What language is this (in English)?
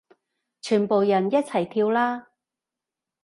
Cantonese